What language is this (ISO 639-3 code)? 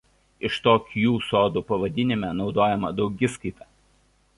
lit